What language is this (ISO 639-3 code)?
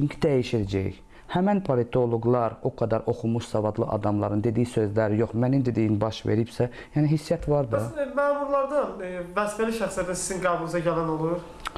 aze